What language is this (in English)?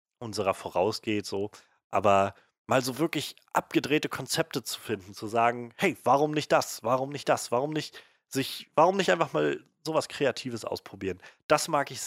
German